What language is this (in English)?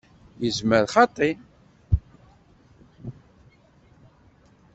Kabyle